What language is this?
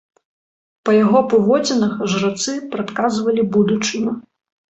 Belarusian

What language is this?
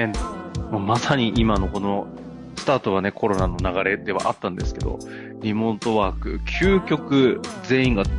Japanese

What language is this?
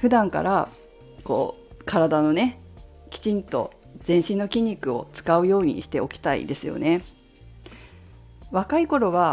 Japanese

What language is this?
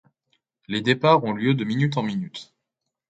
French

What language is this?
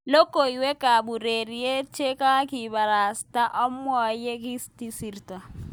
Kalenjin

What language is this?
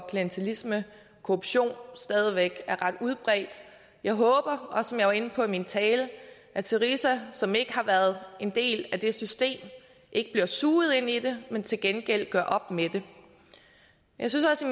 Danish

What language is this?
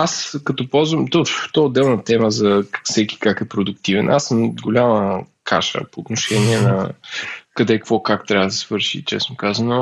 Bulgarian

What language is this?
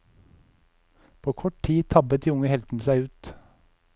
Norwegian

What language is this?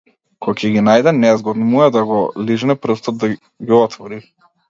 Macedonian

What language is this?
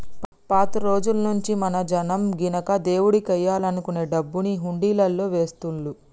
Telugu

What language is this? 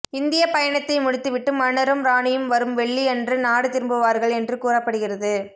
Tamil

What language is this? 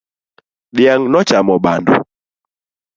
Luo (Kenya and Tanzania)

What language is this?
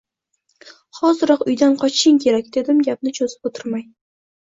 Uzbek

